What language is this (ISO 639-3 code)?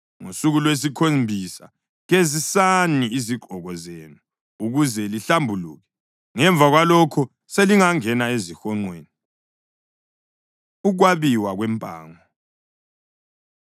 nde